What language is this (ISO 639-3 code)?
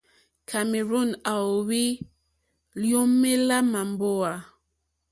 bri